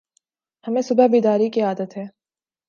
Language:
Urdu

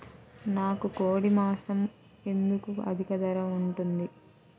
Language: Telugu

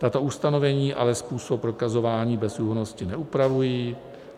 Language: Czech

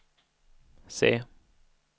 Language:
Swedish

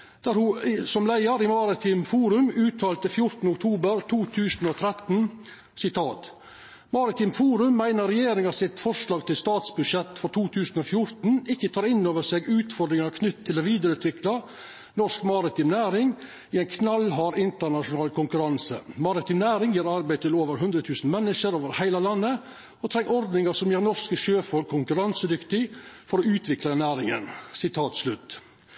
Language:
Norwegian Nynorsk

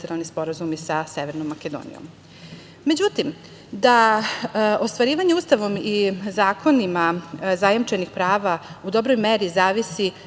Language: Serbian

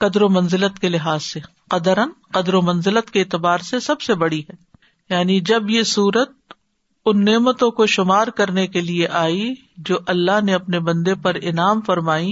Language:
Urdu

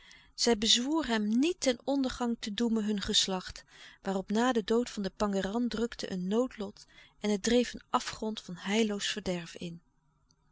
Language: Dutch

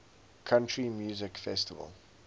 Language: English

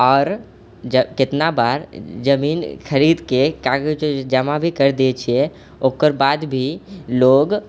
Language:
Maithili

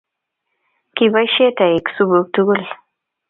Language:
Kalenjin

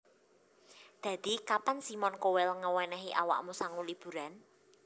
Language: Javanese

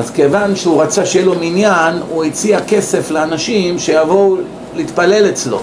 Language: Hebrew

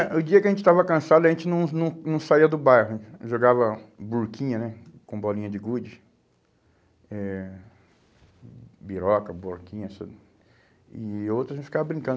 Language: Portuguese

